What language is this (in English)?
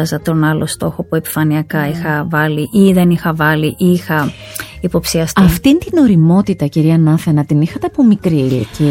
Greek